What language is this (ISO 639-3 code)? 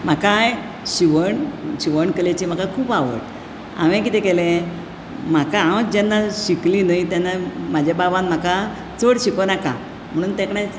kok